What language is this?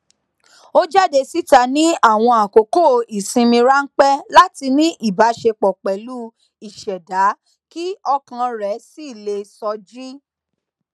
Yoruba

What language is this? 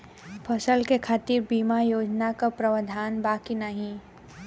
Bhojpuri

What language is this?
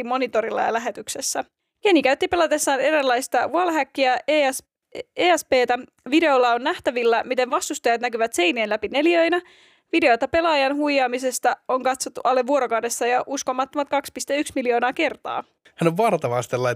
Finnish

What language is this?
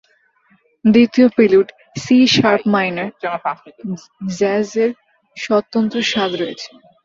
Bangla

